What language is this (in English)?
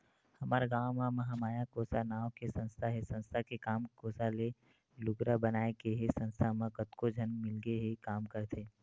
Chhattisgarhi